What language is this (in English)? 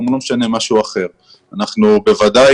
Hebrew